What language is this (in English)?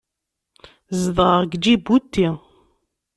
Kabyle